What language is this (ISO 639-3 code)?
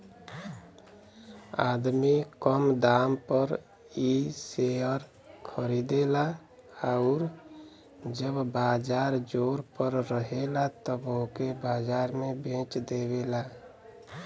bho